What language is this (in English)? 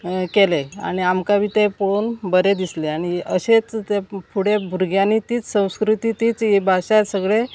Konkani